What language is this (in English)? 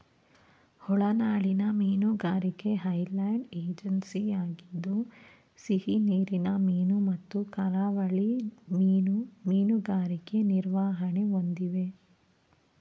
Kannada